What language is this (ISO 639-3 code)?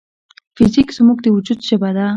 pus